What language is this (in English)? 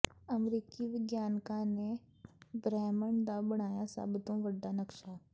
Punjabi